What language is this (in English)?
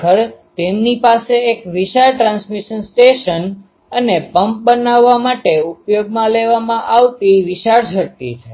Gujarati